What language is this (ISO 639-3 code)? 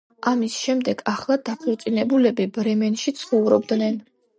kat